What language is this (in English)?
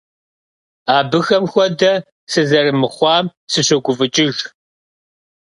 Kabardian